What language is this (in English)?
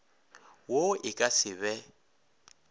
Northern Sotho